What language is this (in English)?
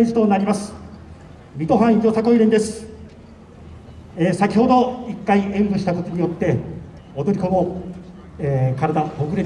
Japanese